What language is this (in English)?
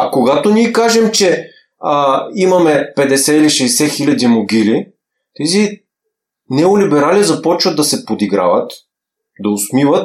Bulgarian